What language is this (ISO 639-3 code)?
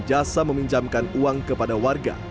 ind